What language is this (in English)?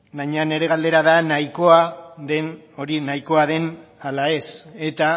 Basque